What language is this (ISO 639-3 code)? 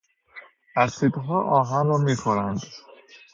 fas